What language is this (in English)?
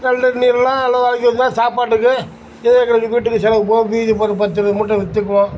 Tamil